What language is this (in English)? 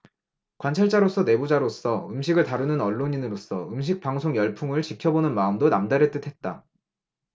Korean